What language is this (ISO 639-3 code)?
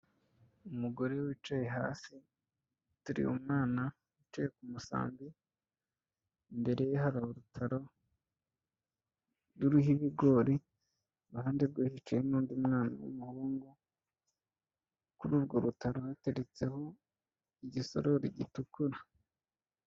kin